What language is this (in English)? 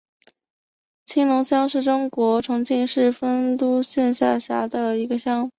Chinese